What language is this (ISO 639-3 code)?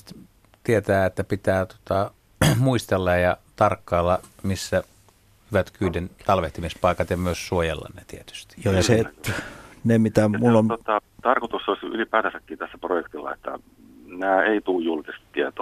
fin